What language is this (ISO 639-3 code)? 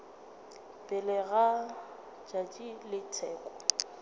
nso